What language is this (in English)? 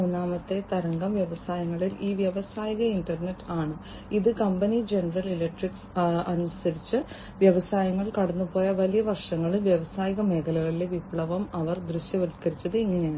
Malayalam